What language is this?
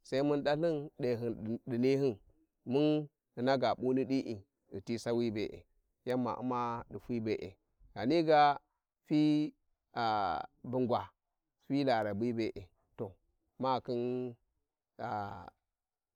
Warji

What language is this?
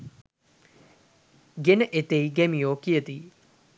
Sinhala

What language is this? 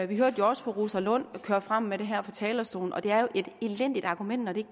Danish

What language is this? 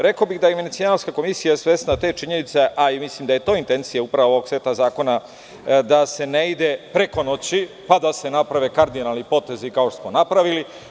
Serbian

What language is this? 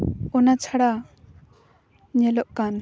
Santali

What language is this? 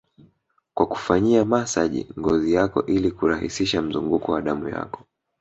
Swahili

